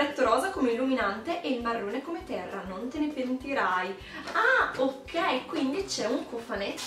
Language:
Italian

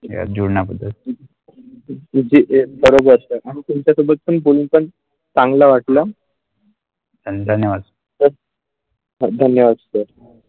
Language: Marathi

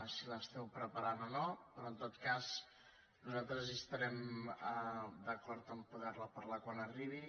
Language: Catalan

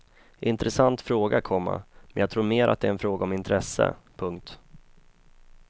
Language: Swedish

